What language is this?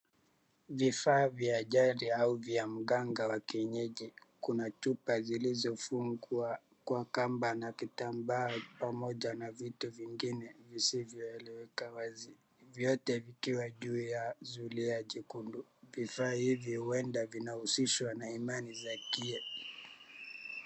Swahili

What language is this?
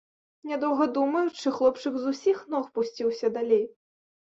Belarusian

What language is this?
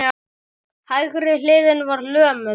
Icelandic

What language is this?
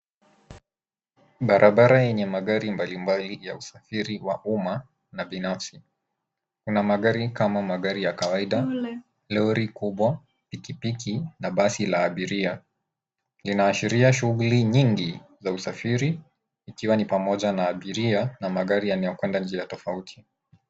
Swahili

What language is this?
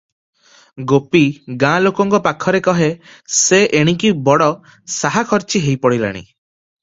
Odia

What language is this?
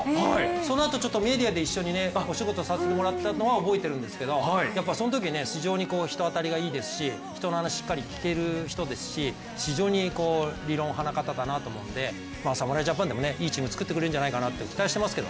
Japanese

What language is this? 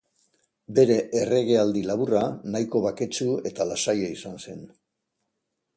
Basque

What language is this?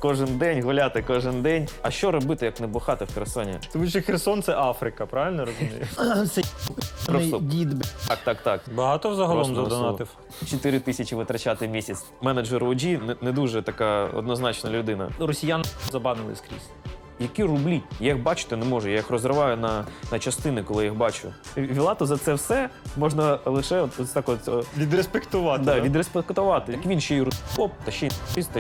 Ukrainian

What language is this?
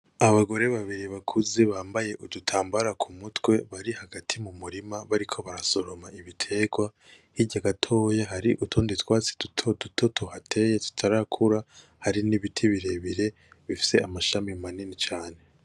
Rundi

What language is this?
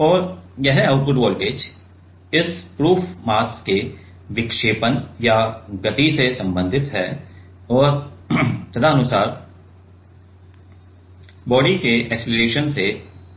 Hindi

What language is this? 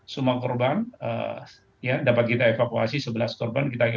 Indonesian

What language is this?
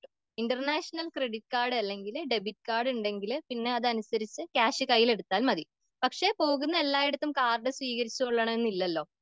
Malayalam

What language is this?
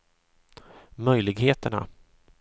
Swedish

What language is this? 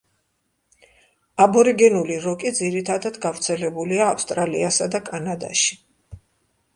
Georgian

